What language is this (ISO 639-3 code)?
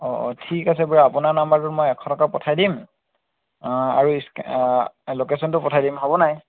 asm